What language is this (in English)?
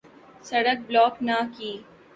Urdu